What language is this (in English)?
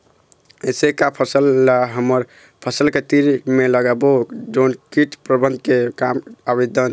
Chhattisgarhi